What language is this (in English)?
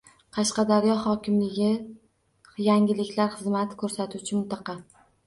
Uzbek